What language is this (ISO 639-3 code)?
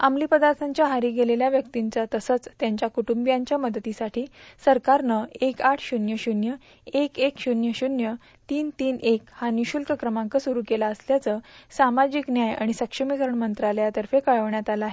mar